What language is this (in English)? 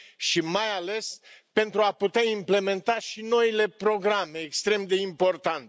Romanian